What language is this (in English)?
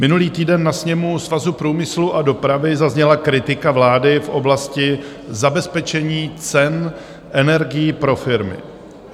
Czech